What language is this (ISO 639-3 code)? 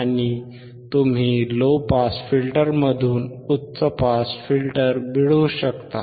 mar